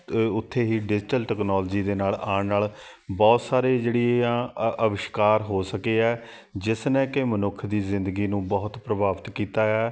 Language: Punjabi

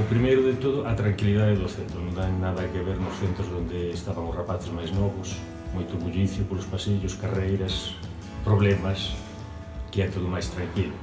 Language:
Galician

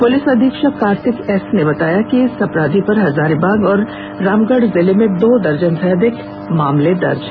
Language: Hindi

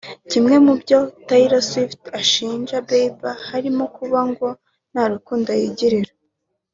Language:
Kinyarwanda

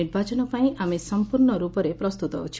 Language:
Odia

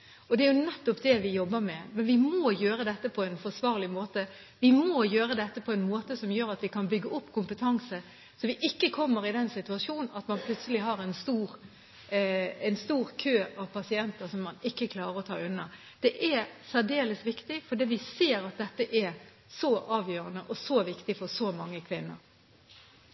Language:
Norwegian Bokmål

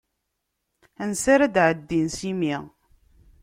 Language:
Kabyle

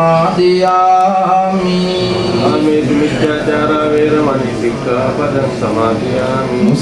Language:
Indonesian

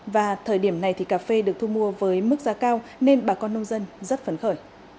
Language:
Vietnamese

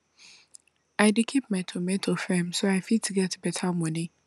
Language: Nigerian Pidgin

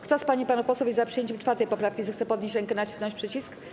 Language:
Polish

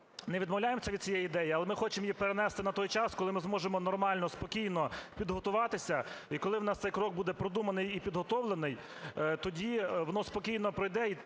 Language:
Ukrainian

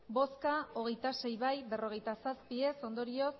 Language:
Basque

